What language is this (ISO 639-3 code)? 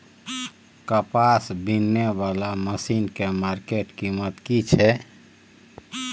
mai